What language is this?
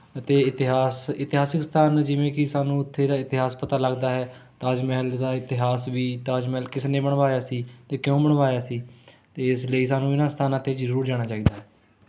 Punjabi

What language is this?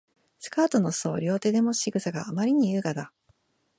Japanese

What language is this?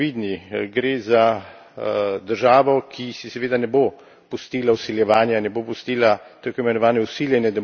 Slovenian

